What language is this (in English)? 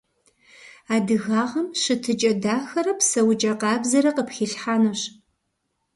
Kabardian